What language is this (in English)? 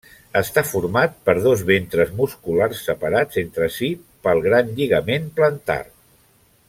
Catalan